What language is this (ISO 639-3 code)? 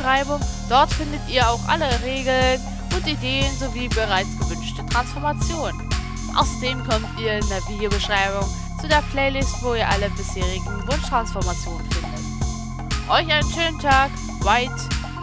deu